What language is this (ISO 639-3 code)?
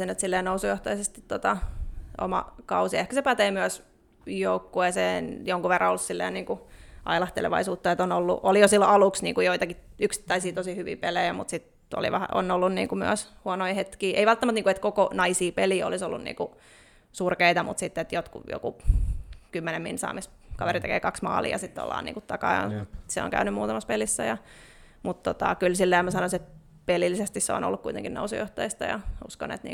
fin